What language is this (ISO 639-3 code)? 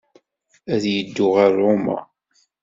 kab